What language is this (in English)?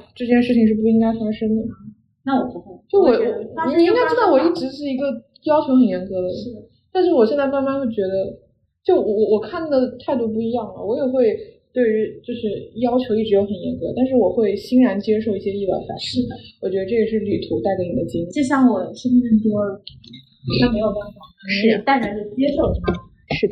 Chinese